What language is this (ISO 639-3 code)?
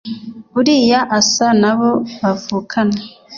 kin